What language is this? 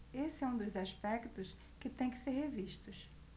Portuguese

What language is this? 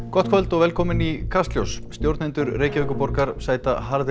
Icelandic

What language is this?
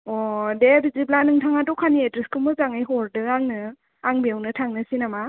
Bodo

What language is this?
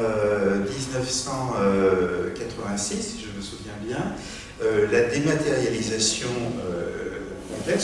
French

